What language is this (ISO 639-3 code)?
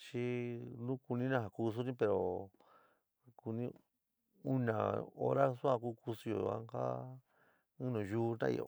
mig